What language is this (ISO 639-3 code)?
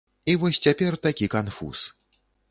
bel